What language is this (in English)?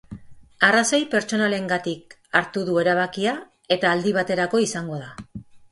Basque